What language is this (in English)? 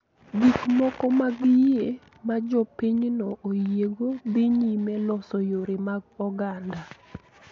Luo (Kenya and Tanzania)